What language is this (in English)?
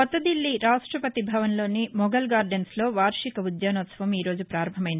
Telugu